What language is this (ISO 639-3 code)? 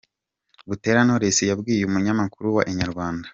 kin